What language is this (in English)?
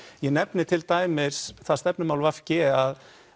Icelandic